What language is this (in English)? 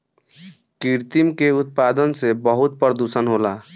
Bhojpuri